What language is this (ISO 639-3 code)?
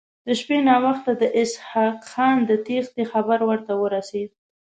pus